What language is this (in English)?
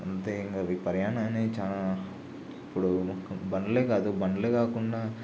Telugu